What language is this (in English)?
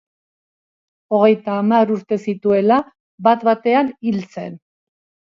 Basque